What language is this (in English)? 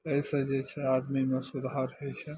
Maithili